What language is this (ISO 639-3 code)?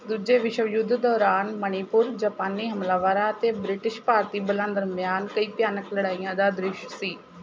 pan